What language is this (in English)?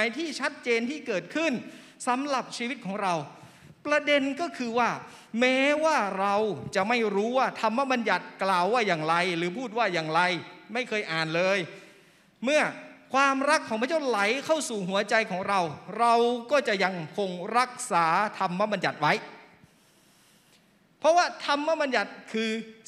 Thai